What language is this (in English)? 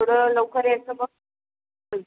Marathi